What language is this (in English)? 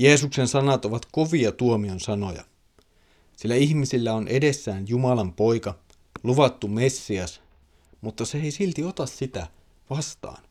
Finnish